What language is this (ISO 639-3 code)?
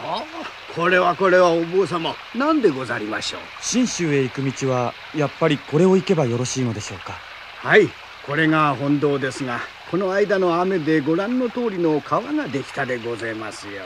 jpn